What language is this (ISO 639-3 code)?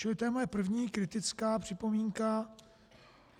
ces